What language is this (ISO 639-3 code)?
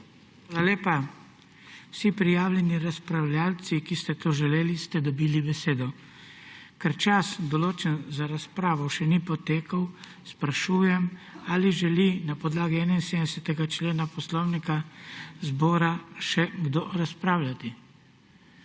slv